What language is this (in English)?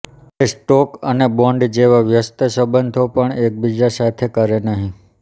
Gujarati